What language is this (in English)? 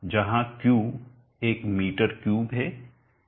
Hindi